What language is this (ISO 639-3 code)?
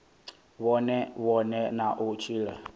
ven